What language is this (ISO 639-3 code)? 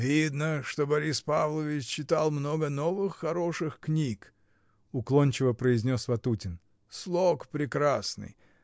rus